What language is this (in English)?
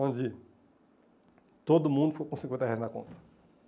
Portuguese